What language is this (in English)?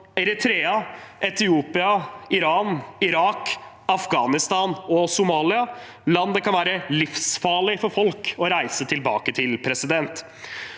Norwegian